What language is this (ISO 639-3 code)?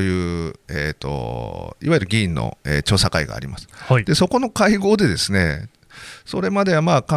jpn